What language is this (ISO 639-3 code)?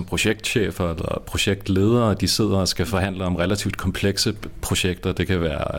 dan